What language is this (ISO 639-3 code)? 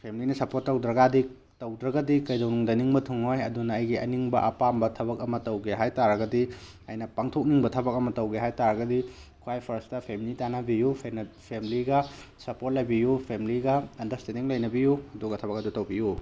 mni